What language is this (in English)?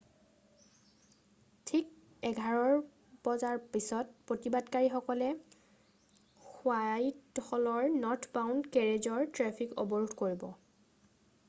Assamese